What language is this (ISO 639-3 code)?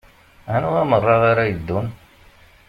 kab